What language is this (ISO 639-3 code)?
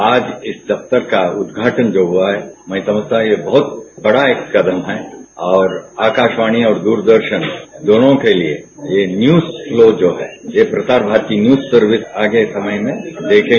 hin